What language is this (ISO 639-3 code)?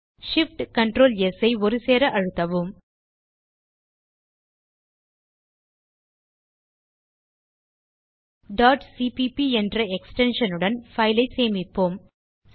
tam